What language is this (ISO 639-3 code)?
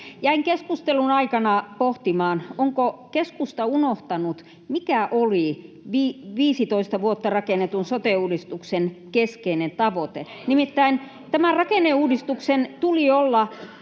fin